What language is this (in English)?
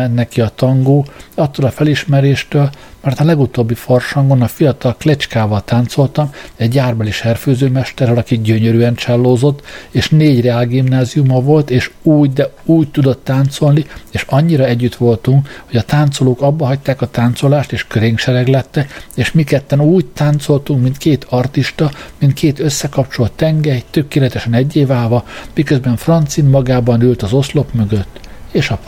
Hungarian